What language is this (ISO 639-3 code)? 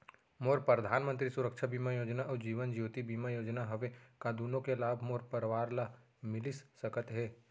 hne